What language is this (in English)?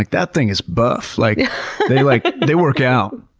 English